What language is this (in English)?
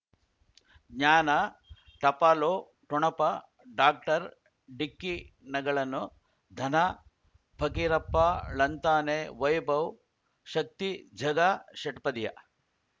Kannada